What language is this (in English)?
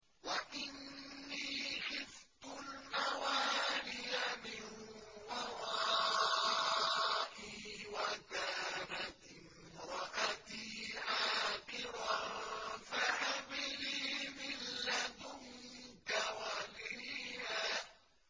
Arabic